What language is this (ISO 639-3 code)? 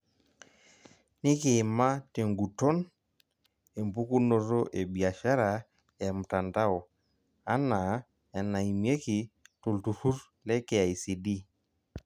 mas